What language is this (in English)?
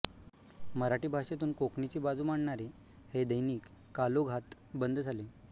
Marathi